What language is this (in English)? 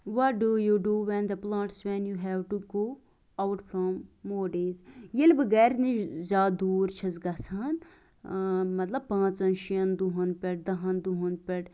Kashmiri